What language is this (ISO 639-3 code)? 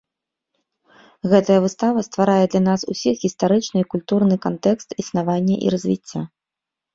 bel